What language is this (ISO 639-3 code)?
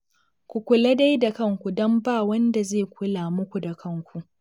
hau